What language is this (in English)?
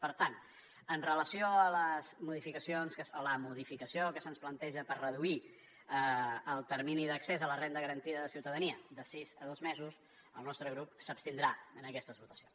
Catalan